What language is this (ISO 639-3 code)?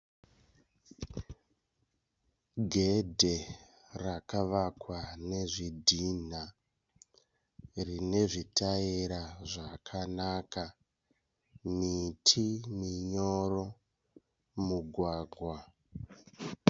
sna